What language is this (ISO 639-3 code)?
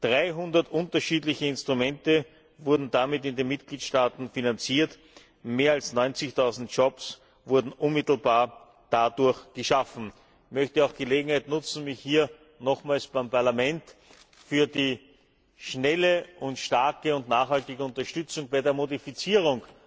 deu